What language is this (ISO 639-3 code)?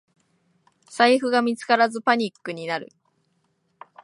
jpn